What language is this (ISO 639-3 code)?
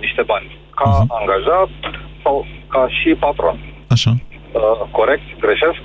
ron